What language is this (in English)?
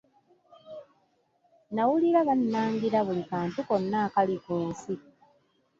Ganda